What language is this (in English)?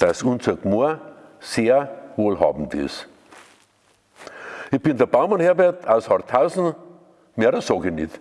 German